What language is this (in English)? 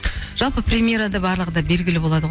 Kazakh